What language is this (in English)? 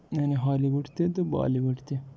Kashmiri